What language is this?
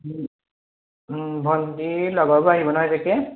Assamese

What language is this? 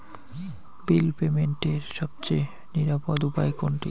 Bangla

